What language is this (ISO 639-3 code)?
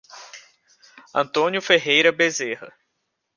por